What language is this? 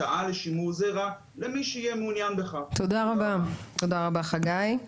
Hebrew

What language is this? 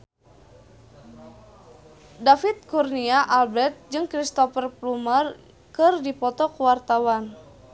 Sundanese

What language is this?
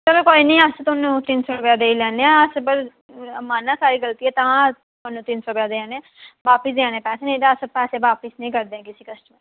Dogri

